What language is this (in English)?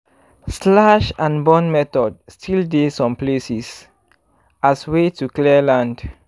Nigerian Pidgin